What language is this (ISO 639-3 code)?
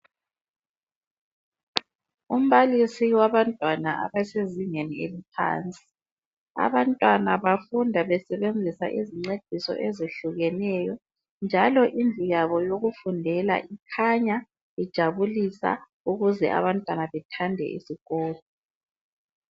nde